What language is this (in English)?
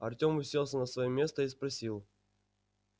Russian